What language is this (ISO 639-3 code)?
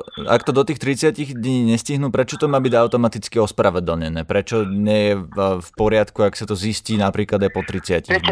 slk